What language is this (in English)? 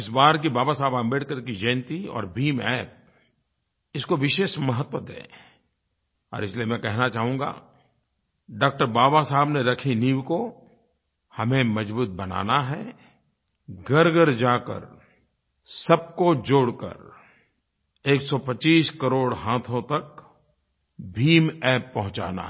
Hindi